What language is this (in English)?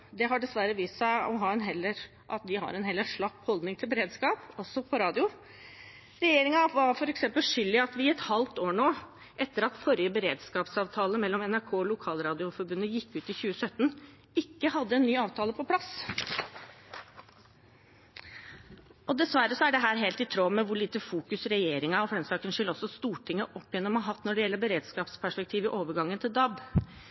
Norwegian Bokmål